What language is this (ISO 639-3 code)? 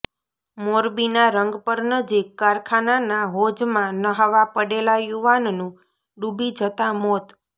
guj